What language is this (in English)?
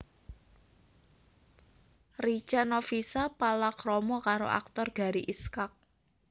Javanese